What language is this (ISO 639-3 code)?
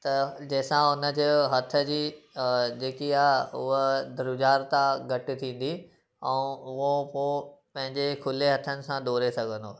snd